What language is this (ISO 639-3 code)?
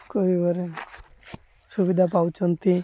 ori